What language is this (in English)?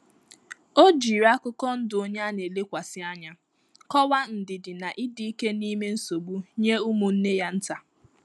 Igbo